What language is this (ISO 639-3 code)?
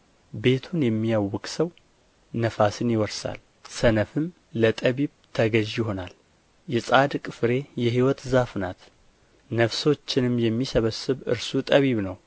amh